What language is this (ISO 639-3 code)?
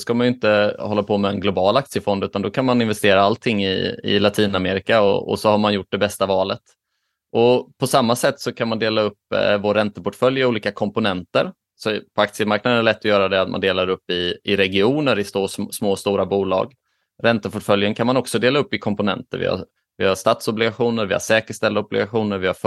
swe